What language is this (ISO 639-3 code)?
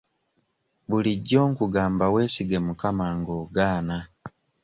lug